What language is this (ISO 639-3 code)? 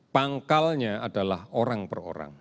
ind